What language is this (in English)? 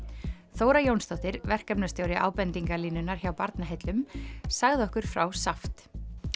Icelandic